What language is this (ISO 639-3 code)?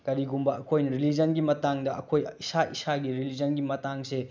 mni